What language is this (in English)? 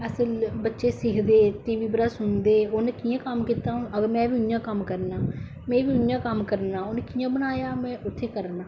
Dogri